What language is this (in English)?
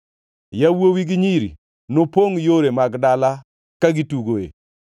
Luo (Kenya and Tanzania)